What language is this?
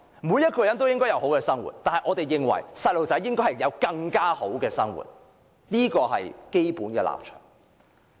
Cantonese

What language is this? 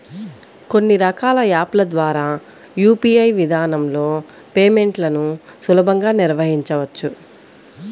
Telugu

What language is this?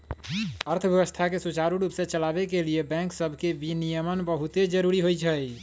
Magahi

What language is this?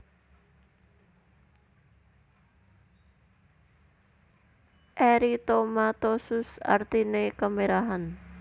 Javanese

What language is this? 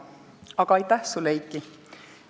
Estonian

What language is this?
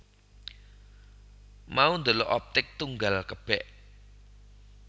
Javanese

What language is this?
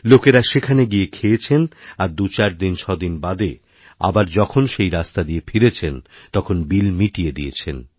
Bangla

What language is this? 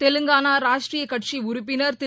Tamil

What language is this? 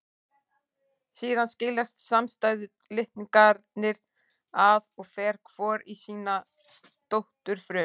Icelandic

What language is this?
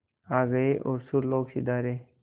Hindi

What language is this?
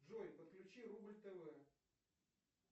Russian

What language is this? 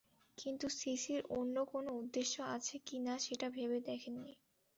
Bangla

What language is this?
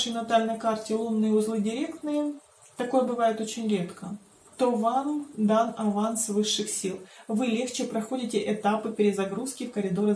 Russian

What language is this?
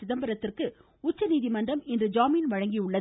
Tamil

